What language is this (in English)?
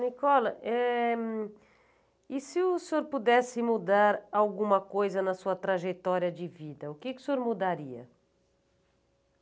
Portuguese